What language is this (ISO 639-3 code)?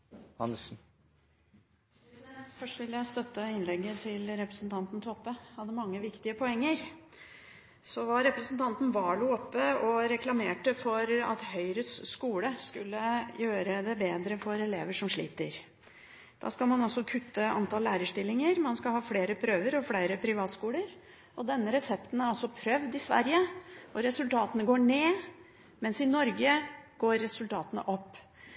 nor